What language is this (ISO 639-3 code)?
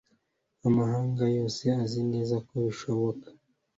kin